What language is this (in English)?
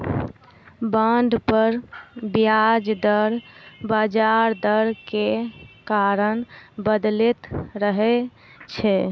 Maithili